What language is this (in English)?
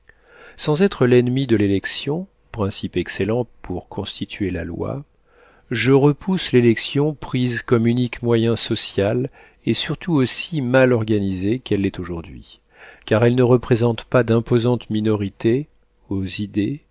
French